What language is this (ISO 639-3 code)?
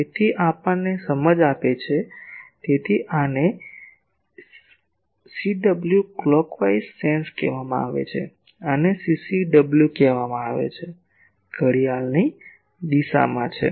guj